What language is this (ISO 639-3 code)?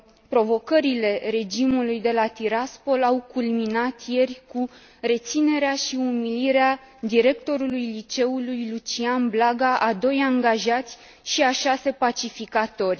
ron